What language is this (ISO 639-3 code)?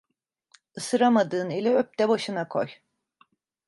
tur